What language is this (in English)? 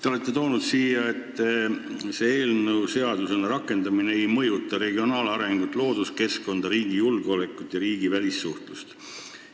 Estonian